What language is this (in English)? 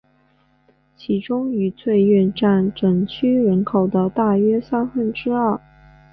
Chinese